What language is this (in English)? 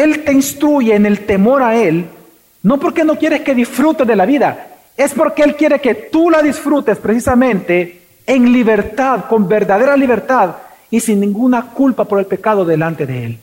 Spanish